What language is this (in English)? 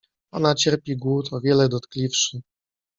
Polish